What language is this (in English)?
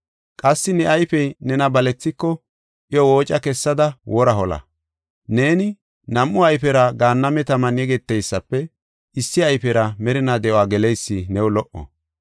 Gofa